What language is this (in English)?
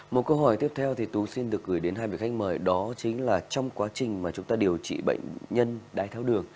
Vietnamese